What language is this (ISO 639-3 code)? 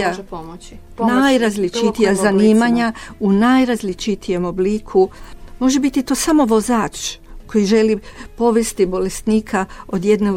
hrv